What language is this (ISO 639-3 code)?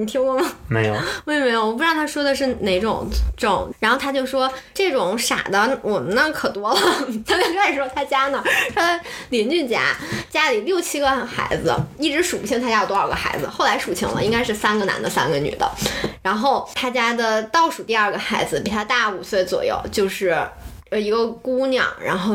zho